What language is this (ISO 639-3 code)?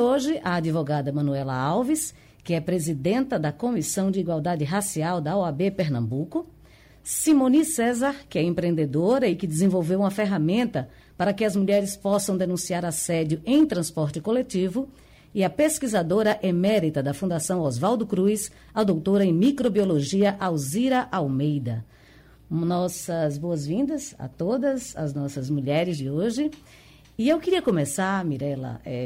por